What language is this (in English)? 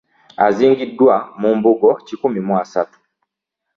Ganda